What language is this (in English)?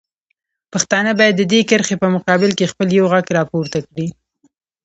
Pashto